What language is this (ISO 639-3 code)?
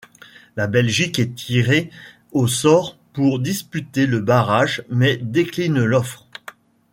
fra